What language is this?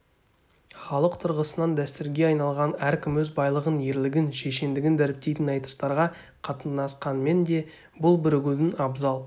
Kazakh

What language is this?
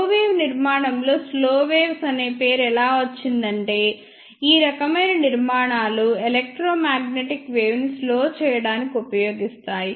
Telugu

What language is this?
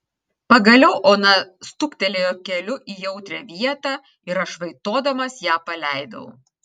Lithuanian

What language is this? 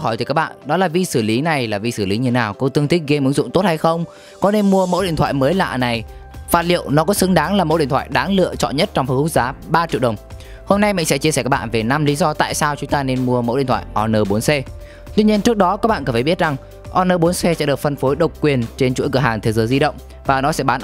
Vietnamese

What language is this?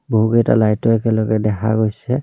Assamese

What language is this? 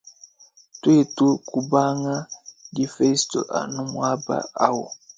Luba-Lulua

